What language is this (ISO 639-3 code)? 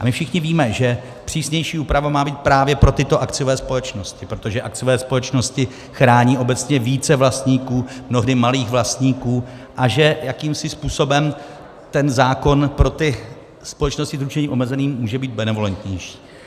ces